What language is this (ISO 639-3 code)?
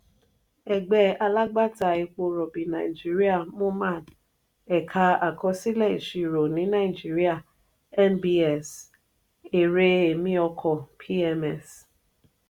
yor